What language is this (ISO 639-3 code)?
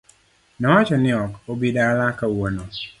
luo